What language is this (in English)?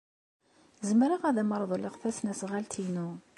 Kabyle